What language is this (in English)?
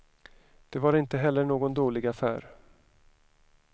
Swedish